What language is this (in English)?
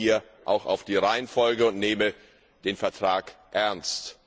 German